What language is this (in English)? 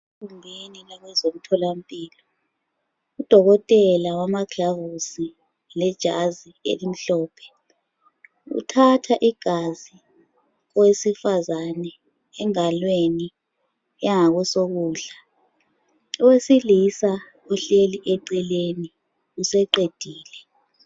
North Ndebele